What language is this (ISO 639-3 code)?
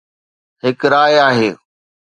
snd